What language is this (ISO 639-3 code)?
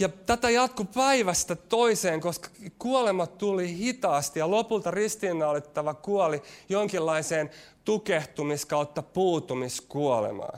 fin